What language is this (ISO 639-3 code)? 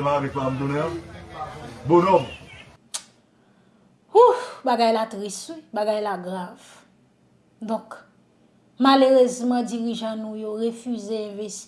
fra